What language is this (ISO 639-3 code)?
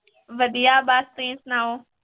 pan